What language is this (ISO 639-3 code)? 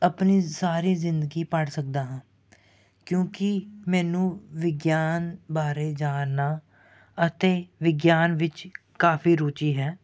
pan